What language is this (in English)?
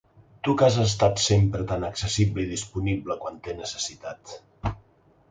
Catalan